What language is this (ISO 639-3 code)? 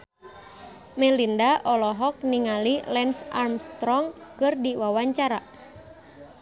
sun